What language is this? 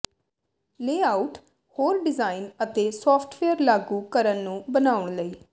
Punjabi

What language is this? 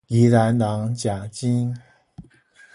Min Nan Chinese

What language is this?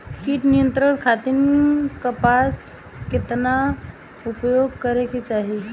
Bhojpuri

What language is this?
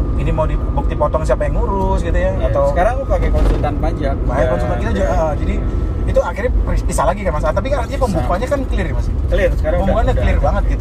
Indonesian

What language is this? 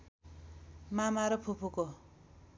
Nepali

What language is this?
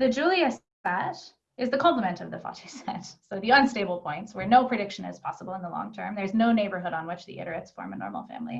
English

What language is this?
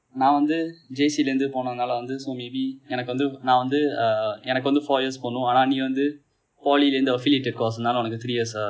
English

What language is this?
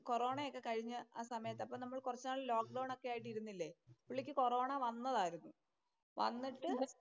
Malayalam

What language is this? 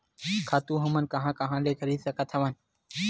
Chhattisgarhi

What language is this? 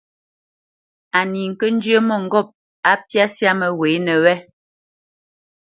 Bamenyam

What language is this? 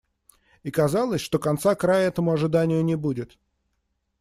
Russian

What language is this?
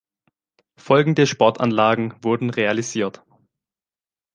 German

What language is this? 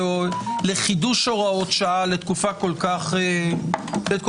Hebrew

